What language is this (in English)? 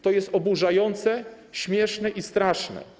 Polish